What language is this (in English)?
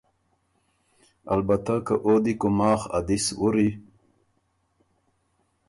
Ormuri